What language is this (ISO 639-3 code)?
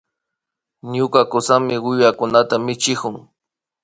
qvi